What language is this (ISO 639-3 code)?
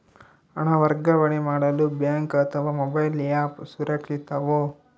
kan